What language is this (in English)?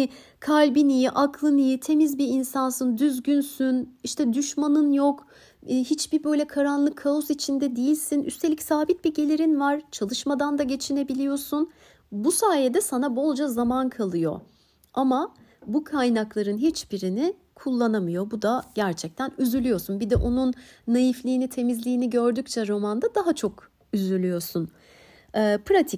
Turkish